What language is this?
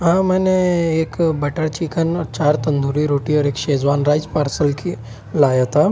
Urdu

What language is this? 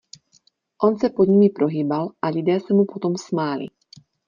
Czech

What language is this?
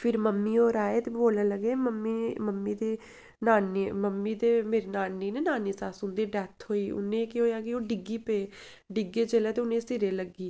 Dogri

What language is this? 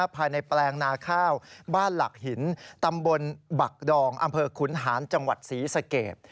Thai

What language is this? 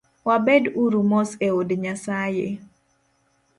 Luo (Kenya and Tanzania)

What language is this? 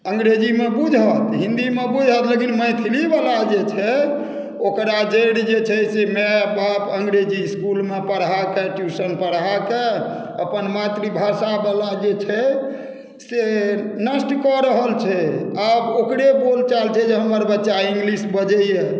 Maithili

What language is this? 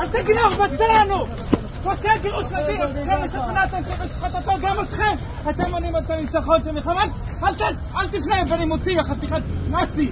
Hebrew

